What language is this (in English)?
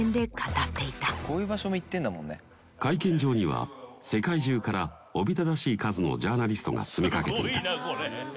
Japanese